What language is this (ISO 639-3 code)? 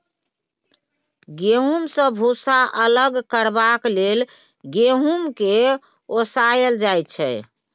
mai